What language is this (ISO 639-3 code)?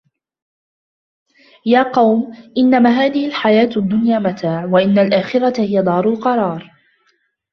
ara